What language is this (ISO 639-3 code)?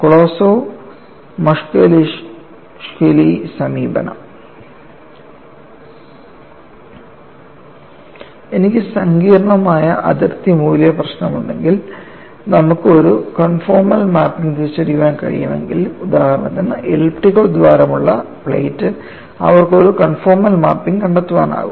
mal